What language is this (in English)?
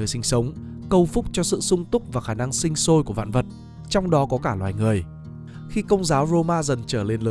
Vietnamese